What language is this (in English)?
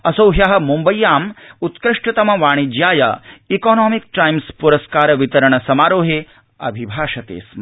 Sanskrit